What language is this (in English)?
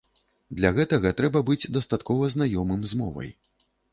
Belarusian